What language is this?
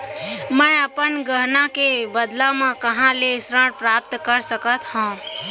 Chhattisgarhi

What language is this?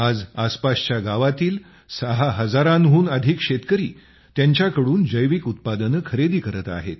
Marathi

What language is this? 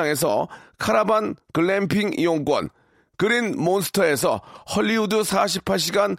Korean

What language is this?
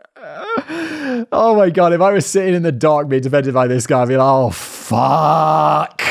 English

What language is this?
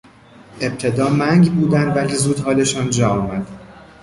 Persian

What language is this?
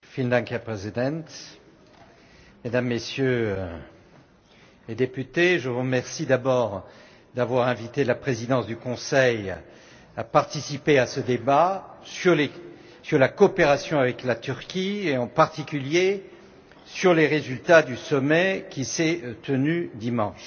French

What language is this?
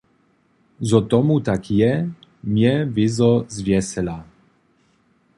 Upper Sorbian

